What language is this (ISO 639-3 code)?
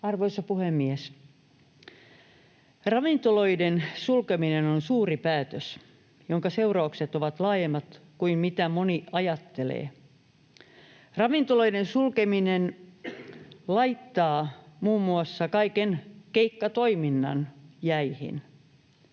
fin